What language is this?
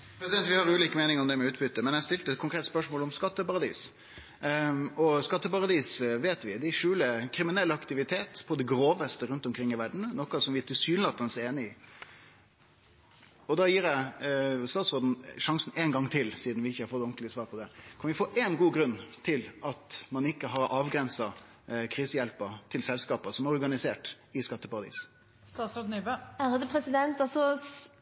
Norwegian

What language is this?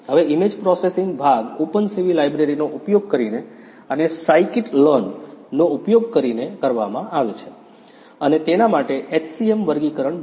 Gujarati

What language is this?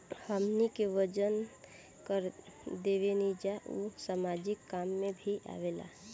Bhojpuri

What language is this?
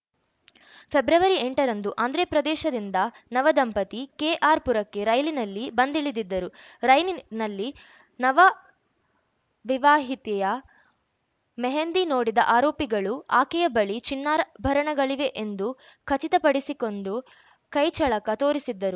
Kannada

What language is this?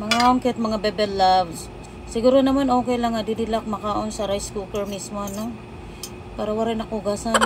Filipino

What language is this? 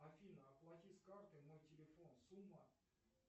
Russian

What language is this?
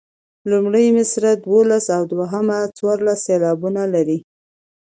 Pashto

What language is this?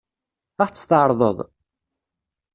Kabyle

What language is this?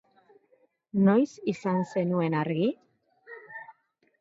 Basque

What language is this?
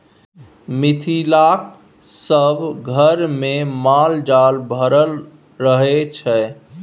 Maithili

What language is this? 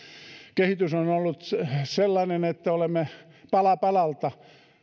Finnish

